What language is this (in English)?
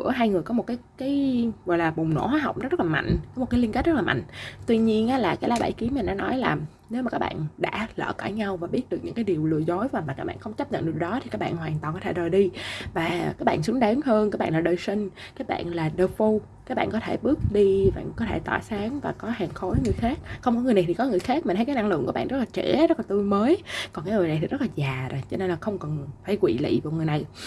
Vietnamese